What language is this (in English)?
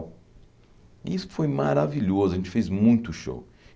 Portuguese